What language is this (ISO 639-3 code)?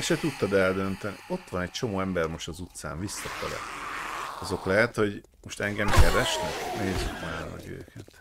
hun